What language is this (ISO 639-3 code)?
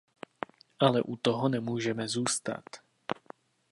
ces